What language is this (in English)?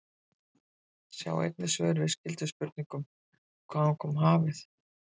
Icelandic